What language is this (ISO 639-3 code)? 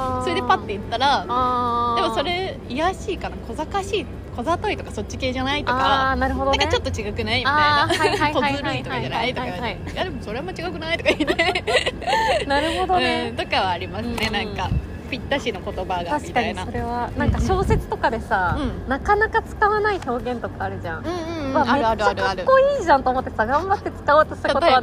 jpn